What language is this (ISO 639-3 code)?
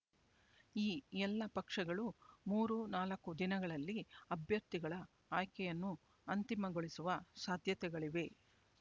kan